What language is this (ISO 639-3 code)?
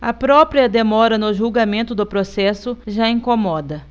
por